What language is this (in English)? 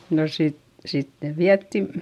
Finnish